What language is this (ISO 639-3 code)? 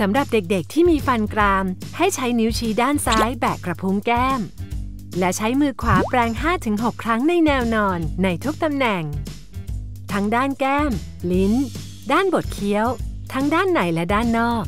tha